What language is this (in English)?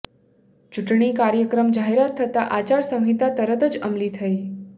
Gujarati